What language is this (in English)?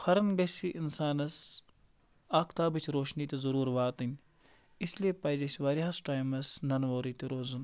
Kashmiri